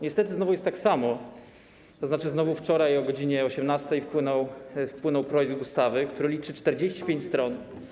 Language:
Polish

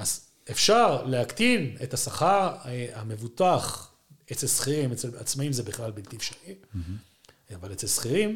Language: Hebrew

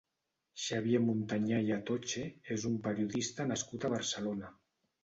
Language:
Catalan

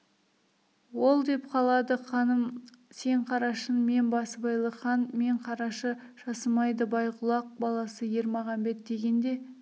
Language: Kazakh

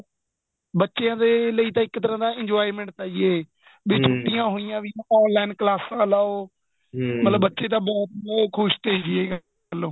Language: Punjabi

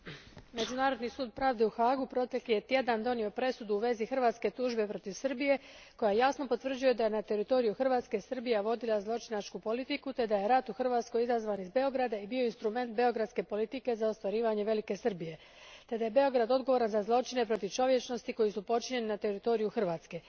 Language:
Croatian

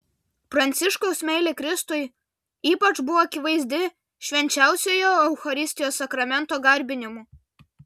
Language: Lithuanian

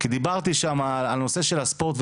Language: Hebrew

